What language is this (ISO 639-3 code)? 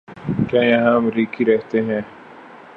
urd